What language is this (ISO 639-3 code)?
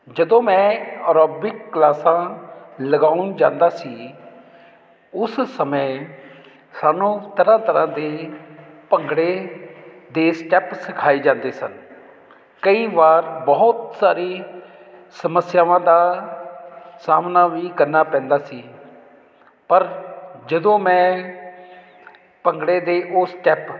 pan